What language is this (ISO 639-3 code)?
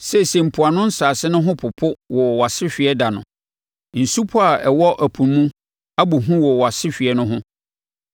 aka